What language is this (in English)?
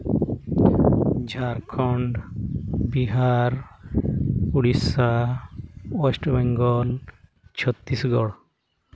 Santali